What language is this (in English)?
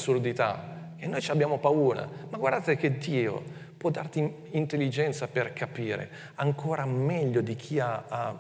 Italian